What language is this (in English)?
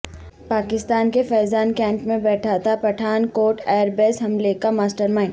Urdu